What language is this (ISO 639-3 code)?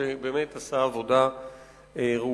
heb